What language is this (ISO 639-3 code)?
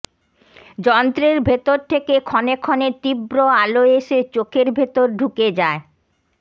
ben